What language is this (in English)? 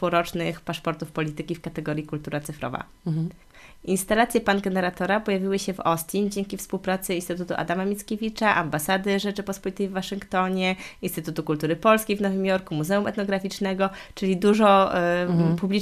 Polish